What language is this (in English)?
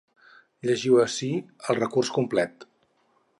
Catalan